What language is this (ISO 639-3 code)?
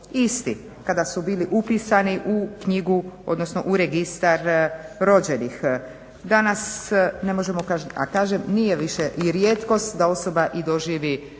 hrv